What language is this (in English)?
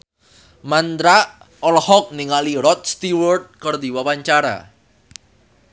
Sundanese